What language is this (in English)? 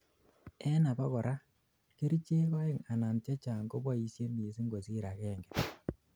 Kalenjin